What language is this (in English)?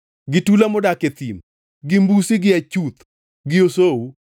Luo (Kenya and Tanzania)